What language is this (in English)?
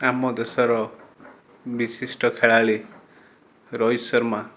Odia